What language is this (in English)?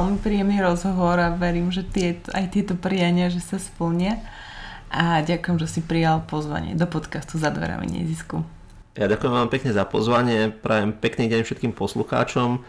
Slovak